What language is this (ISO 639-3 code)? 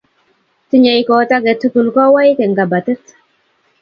kln